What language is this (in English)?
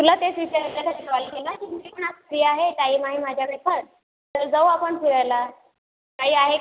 Marathi